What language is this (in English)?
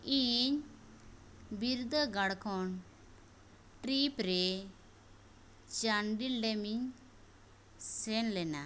Santali